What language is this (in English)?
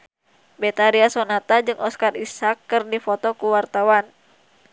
Sundanese